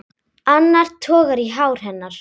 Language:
Icelandic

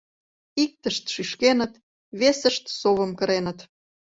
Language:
Mari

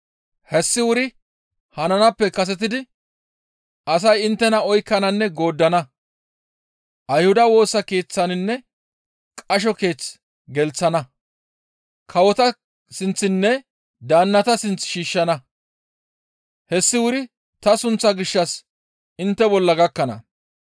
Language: Gamo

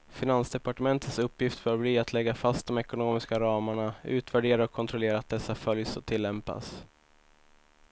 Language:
Swedish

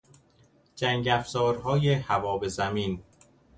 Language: Persian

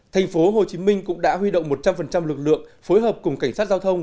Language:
Vietnamese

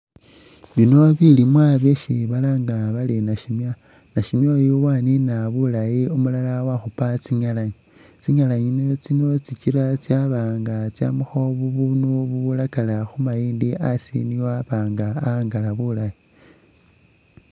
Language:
Masaaba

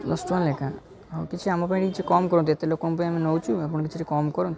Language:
Odia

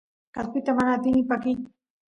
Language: Santiago del Estero Quichua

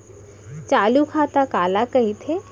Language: Chhattisgarhi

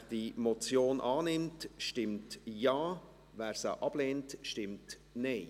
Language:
Swiss German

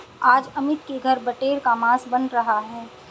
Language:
Hindi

